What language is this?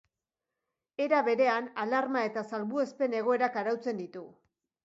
Basque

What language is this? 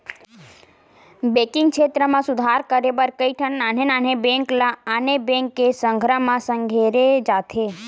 Chhattisgarhi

